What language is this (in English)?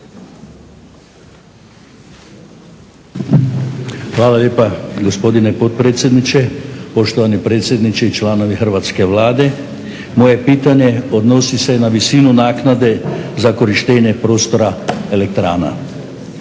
Croatian